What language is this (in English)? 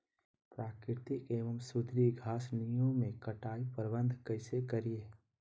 Magahi